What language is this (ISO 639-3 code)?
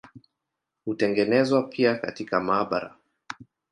swa